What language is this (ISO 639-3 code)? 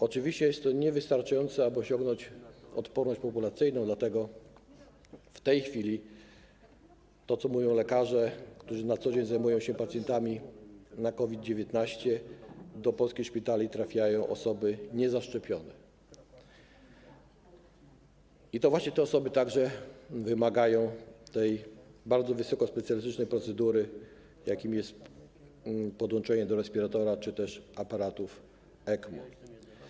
pol